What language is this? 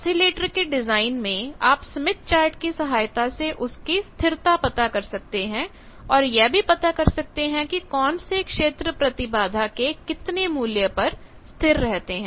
Hindi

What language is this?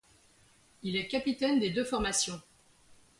French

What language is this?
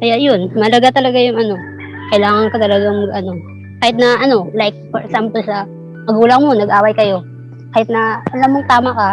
Filipino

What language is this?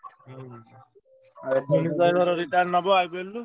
Odia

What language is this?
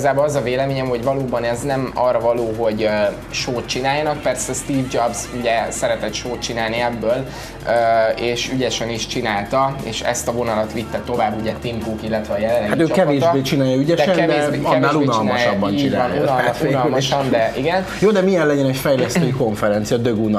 Hungarian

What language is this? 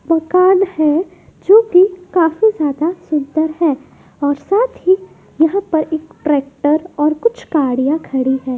Hindi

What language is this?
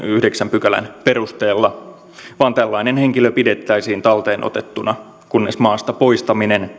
Finnish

